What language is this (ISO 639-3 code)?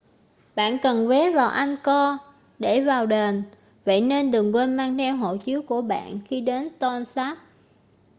vie